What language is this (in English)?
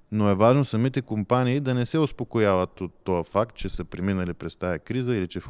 Bulgarian